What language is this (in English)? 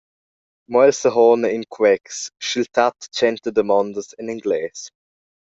Romansh